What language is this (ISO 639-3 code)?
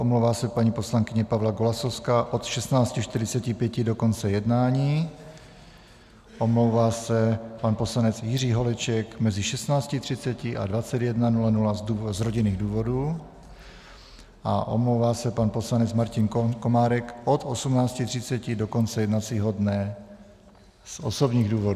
ces